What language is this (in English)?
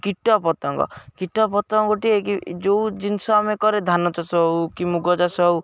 Odia